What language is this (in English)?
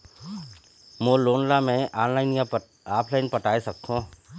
Chhattisgarhi